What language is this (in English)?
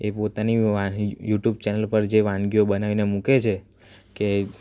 Gujarati